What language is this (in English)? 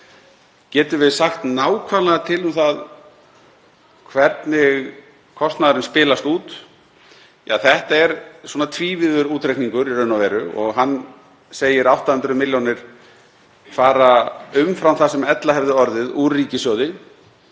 Icelandic